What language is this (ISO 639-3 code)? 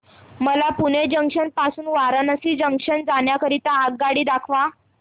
mar